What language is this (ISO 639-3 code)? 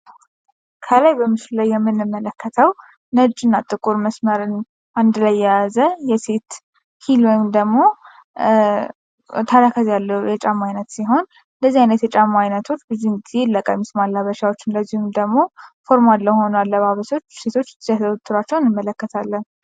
amh